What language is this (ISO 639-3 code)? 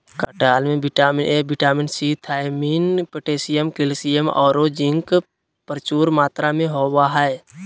mag